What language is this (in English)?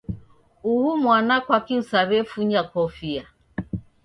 Taita